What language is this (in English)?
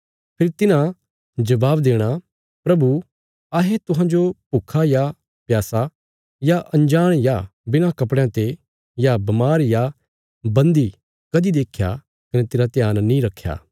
Bilaspuri